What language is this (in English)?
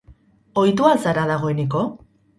Basque